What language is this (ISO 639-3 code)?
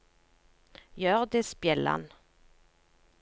nor